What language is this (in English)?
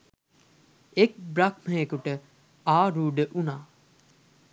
Sinhala